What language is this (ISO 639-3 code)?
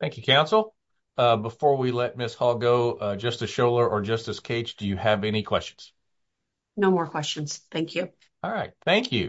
eng